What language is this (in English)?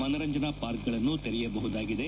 Kannada